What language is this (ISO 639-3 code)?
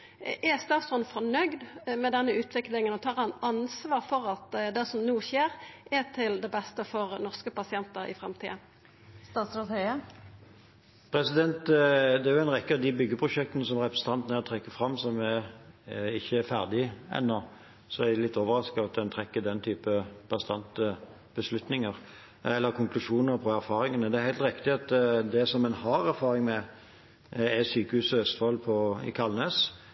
nor